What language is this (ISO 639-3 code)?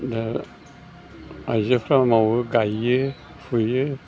brx